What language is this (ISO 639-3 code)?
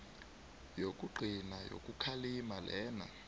nbl